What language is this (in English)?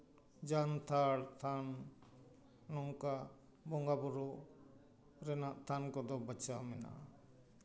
Santali